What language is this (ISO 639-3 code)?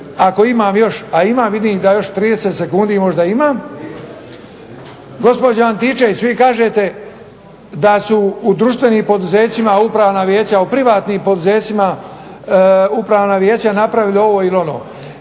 hrv